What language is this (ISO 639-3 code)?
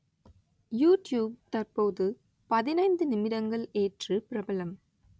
tam